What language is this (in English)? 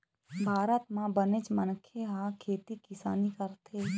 Chhattisgarhi